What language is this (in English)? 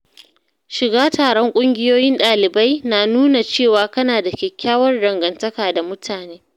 Hausa